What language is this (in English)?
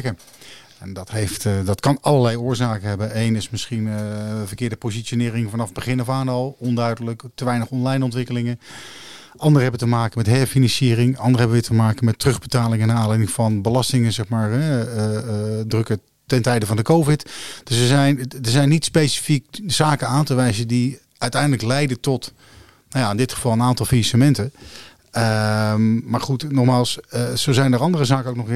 Dutch